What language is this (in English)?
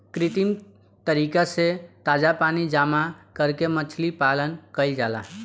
Bhojpuri